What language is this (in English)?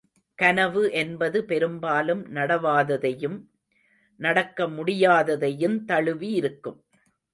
Tamil